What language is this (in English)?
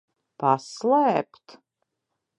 Latvian